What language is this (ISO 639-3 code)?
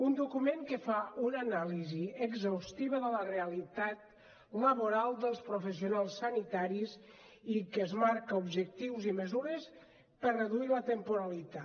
cat